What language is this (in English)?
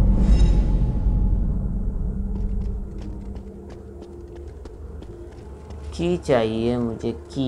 Hindi